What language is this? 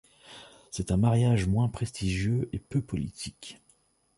French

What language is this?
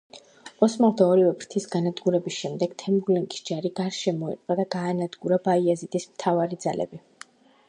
Georgian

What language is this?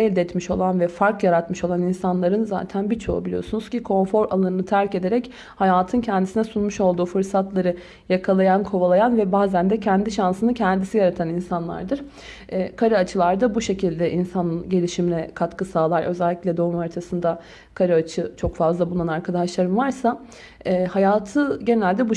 Turkish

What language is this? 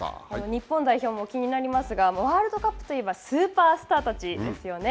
Japanese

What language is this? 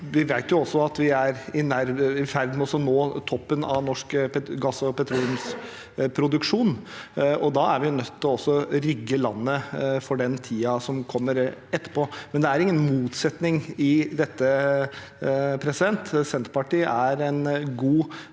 Norwegian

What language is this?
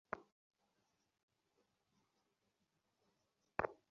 Bangla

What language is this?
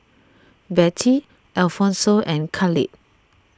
English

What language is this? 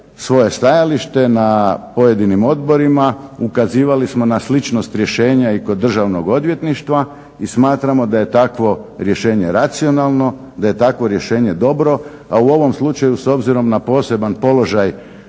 Croatian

